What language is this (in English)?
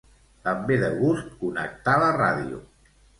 Catalan